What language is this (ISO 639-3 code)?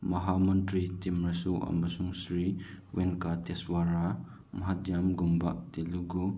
mni